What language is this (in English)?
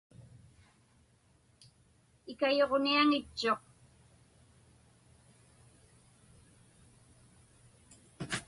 Inupiaq